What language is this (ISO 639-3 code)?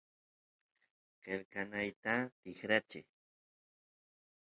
qus